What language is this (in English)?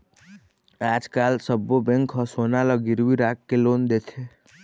Chhattisgarhi